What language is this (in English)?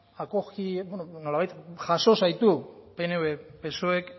Basque